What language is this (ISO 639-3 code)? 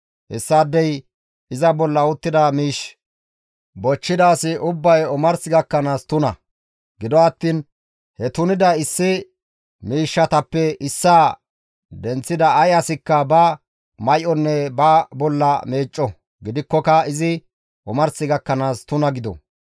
gmv